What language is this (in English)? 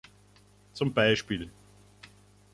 German